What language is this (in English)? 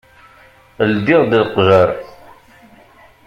Kabyle